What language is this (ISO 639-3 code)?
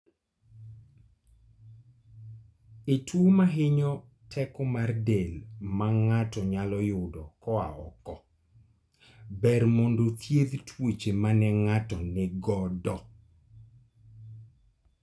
luo